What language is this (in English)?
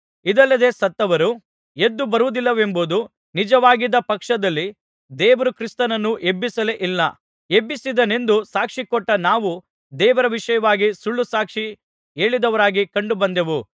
Kannada